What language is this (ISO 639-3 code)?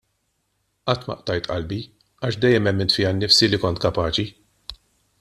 mlt